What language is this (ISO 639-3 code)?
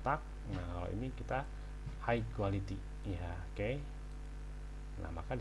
ind